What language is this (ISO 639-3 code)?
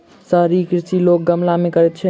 mai